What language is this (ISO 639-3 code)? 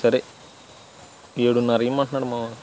tel